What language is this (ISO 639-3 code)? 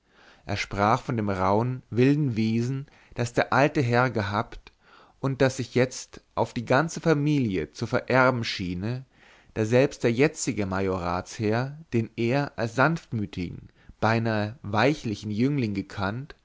deu